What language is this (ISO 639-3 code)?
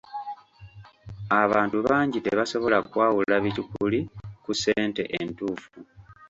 lug